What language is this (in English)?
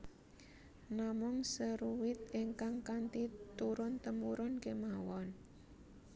Javanese